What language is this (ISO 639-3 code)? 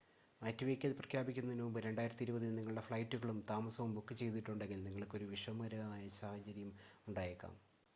mal